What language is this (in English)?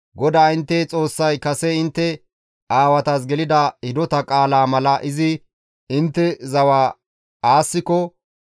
Gamo